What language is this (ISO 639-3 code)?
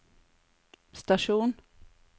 nor